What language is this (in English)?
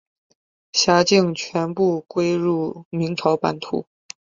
Chinese